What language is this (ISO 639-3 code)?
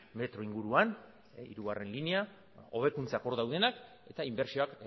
eus